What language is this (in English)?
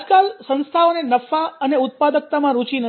Gujarati